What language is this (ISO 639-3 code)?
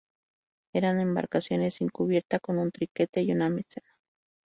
spa